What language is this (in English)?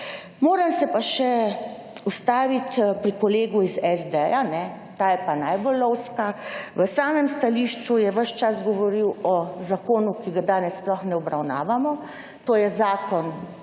Slovenian